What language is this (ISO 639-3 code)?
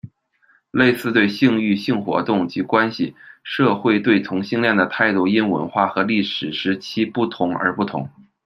zho